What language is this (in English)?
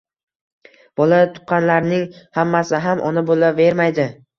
Uzbek